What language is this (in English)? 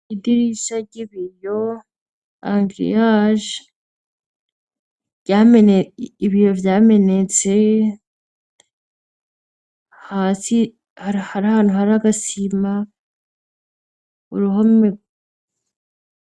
Rundi